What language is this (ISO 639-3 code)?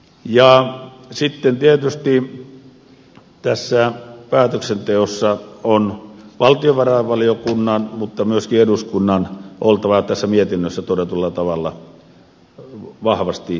fin